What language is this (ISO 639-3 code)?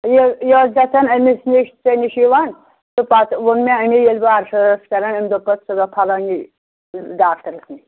kas